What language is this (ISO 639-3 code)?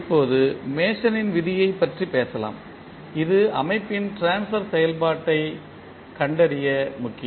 tam